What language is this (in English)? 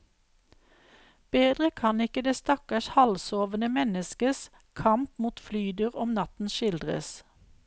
Norwegian